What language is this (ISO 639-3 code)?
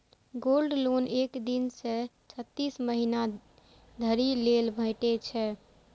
mai